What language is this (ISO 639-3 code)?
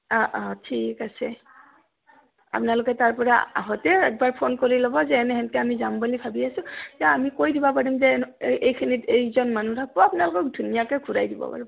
asm